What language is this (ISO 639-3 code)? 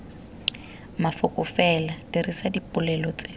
tsn